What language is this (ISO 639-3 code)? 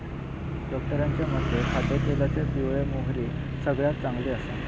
mar